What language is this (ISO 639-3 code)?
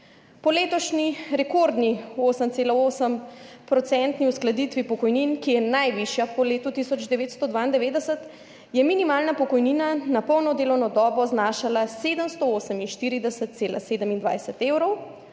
slv